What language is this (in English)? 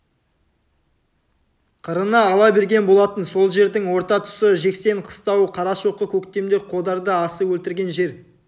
Kazakh